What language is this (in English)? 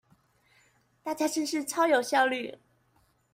Chinese